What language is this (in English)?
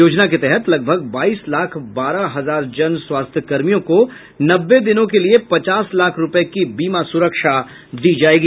Hindi